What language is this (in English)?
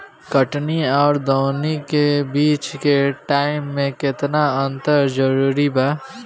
Bhojpuri